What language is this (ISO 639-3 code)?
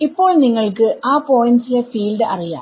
mal